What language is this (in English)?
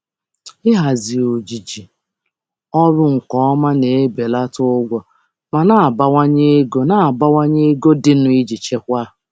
Igbo